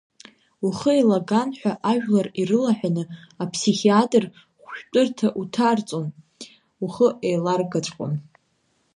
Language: Abkhazian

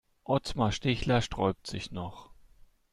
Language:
German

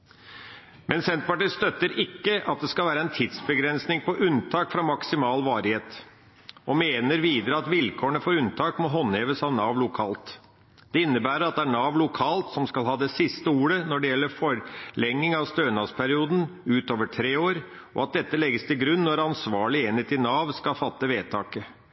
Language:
Norwegian Bokmål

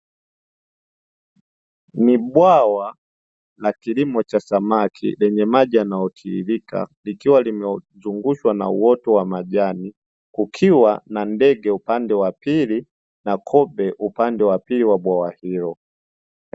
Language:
Swahili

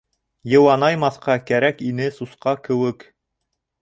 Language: Bashkir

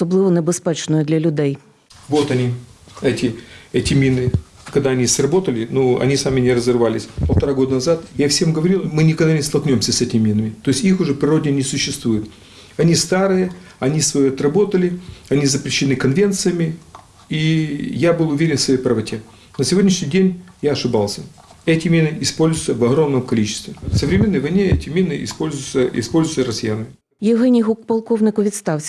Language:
Ukrainian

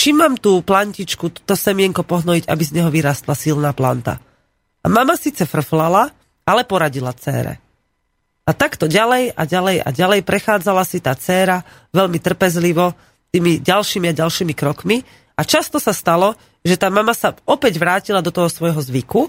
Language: Slovak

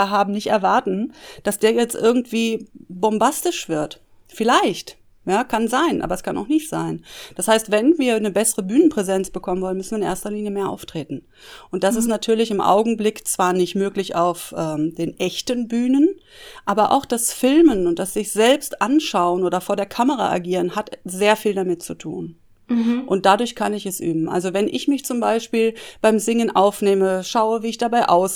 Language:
German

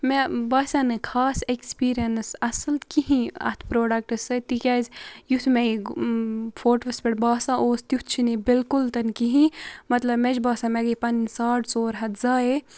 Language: Kashmiri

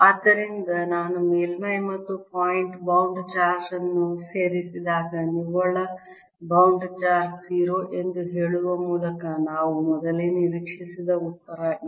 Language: Kannada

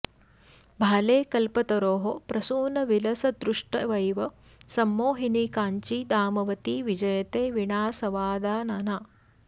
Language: Sanskrit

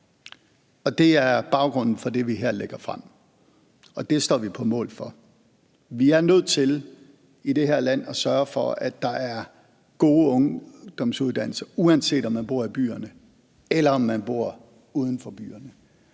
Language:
Danish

